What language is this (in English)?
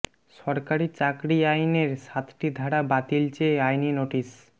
Bangla